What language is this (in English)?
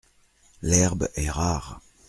French